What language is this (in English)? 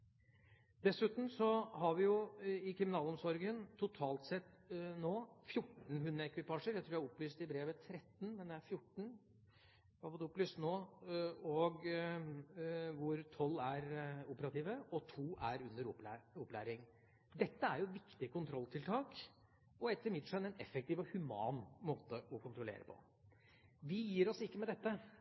Norwegian Bokmål